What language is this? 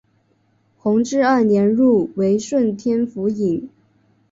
Chinese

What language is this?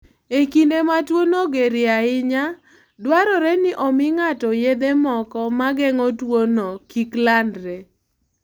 Luo (Kenya and Tanzania)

